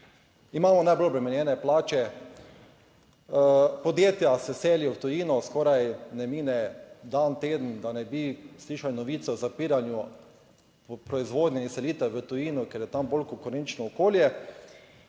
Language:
Slovenian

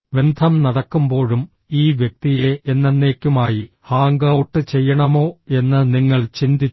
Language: Malayalam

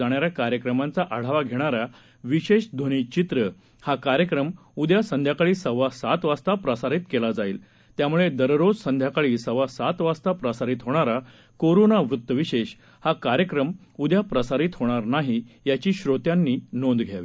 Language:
Marathi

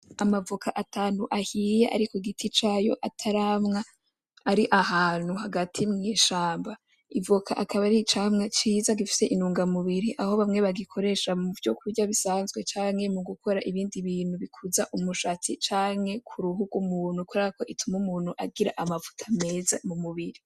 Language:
Rundi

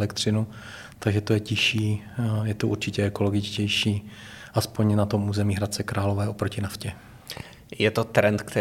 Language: Czech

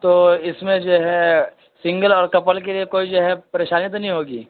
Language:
Urdu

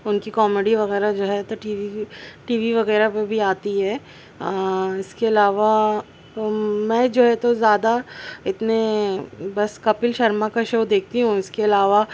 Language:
Urdu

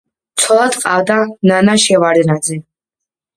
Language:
Georgian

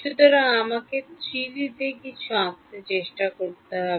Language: Bangla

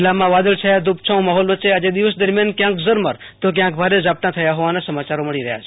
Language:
Gujarati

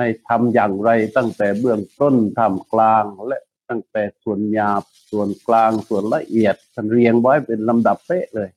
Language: Thai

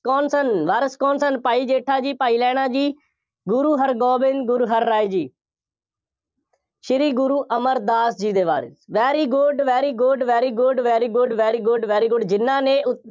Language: Punjabi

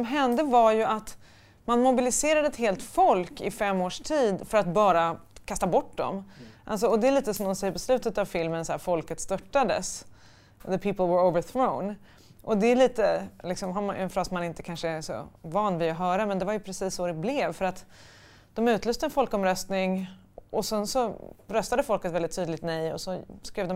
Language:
Swedish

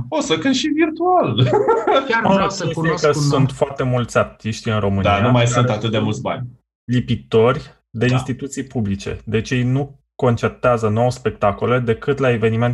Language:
Romanian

